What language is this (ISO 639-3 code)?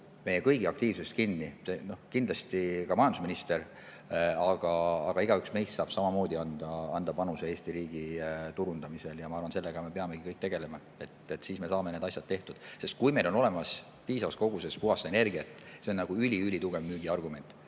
est